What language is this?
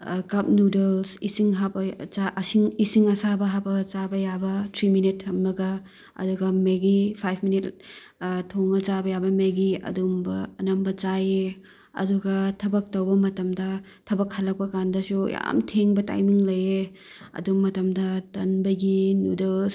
Manipuri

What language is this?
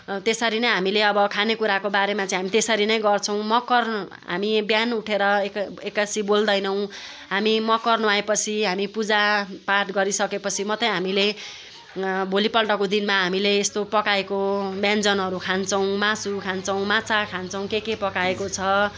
Nepali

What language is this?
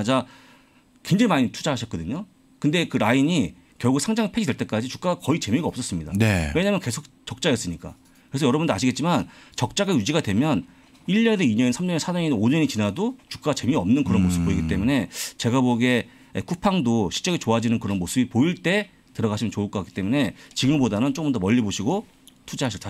Korean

